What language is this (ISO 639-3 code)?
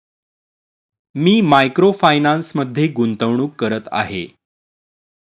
mar